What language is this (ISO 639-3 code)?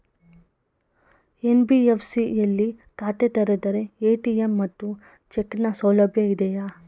kan